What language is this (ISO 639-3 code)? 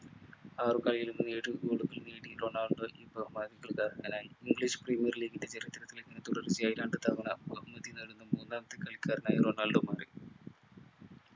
mal